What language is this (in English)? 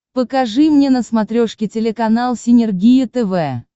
Russian